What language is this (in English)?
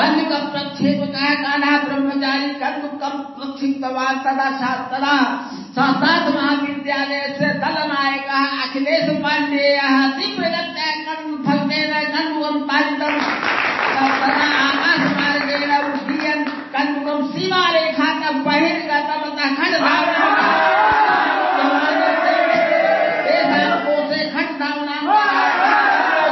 Punjabi